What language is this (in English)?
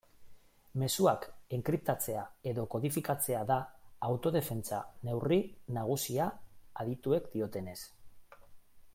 Basque